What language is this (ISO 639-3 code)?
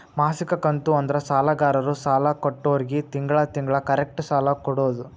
kan